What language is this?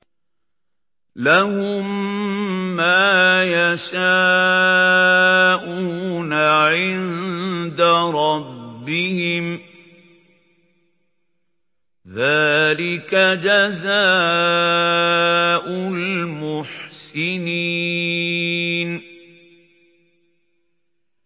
Arabic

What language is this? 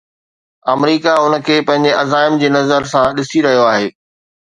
Sindhi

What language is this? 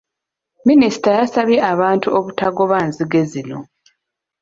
Ganda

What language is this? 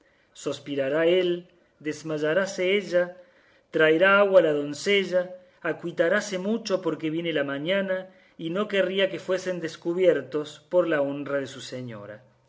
Spanish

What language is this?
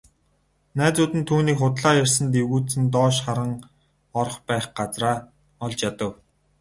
Mongolian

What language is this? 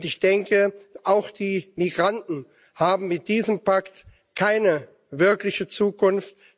German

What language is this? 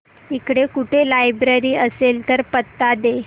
Marathi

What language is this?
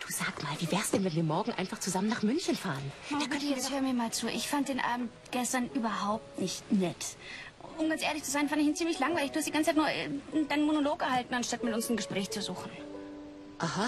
German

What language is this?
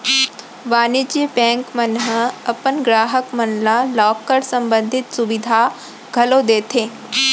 Chhattisgarhi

